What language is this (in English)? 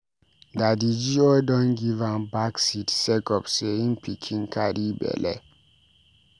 Nigerian Pidgin